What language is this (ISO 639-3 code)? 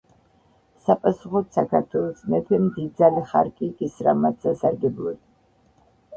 kat